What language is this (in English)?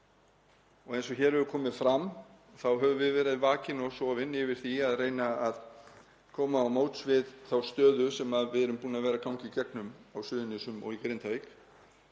Icelandic